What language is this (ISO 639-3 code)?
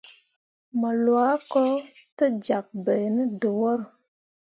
mua